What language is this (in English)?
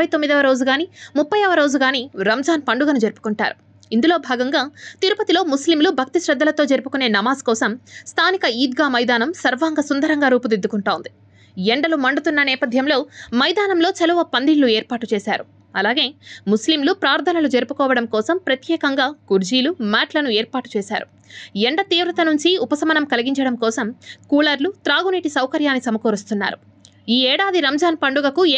Telugu